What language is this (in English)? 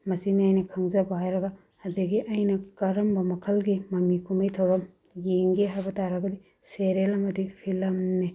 Manipuri